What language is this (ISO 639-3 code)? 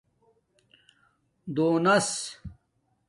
dmk